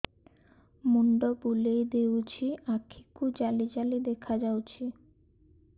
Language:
Odia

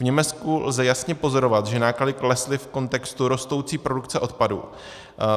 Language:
Czech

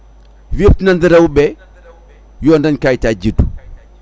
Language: Fula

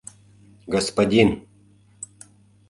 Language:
Mari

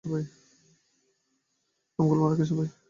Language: Bangla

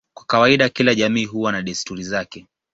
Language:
Swahili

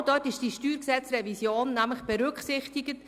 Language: Swiss German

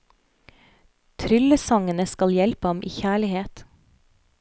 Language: Norwegian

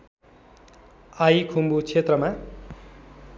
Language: Nepali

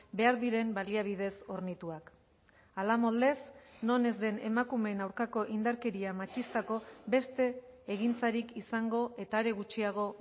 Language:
Basque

